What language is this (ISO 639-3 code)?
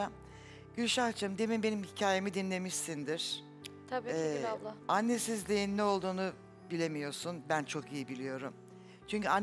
tur